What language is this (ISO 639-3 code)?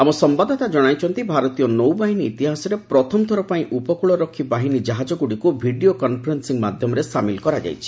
ori